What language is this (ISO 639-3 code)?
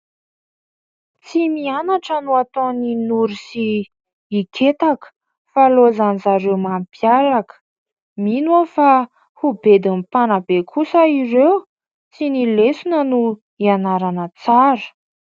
mlg